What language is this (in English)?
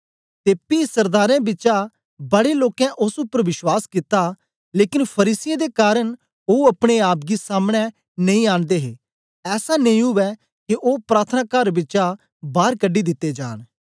Dogri